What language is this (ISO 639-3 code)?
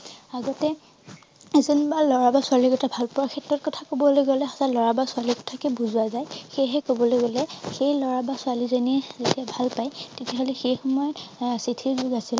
asm